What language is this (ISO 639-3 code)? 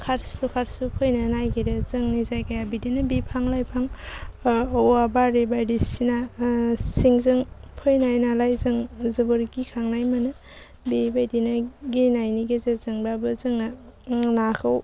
brx